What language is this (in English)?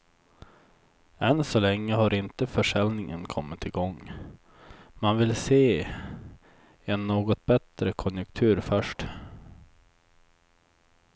Swedish